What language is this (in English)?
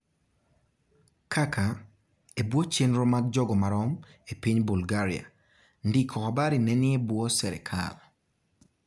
Luo (Kenya and Tanzania)